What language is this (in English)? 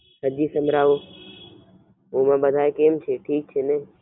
Gujarati